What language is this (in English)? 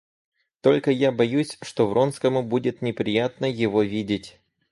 Russian